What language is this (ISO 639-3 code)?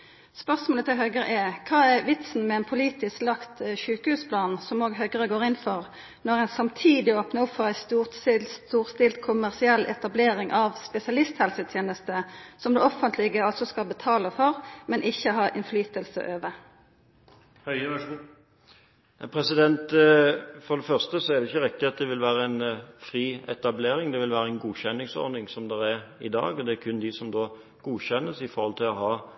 nor